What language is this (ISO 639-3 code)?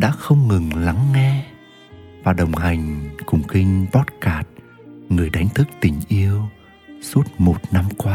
vie